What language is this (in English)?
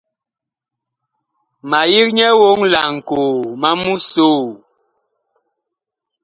Bakoko